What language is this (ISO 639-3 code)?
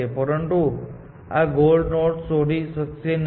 guj